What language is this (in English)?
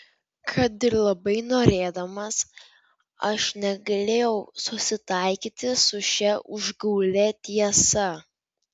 Lithuanian